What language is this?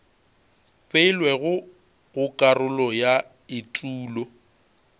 Northern Sotho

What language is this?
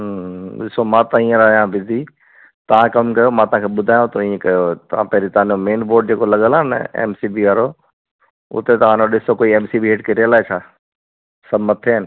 Sindhi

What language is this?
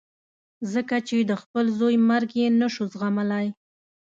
Pashto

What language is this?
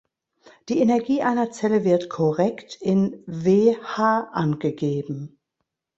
German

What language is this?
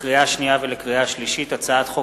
Hebrew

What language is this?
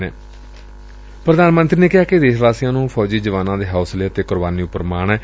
Punjabi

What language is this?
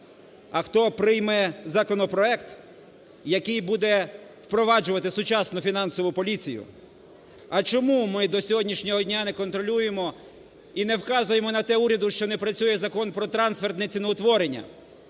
Ukrainian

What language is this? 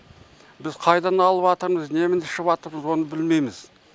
Kazakh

